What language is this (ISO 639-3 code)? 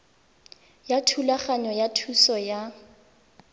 tsn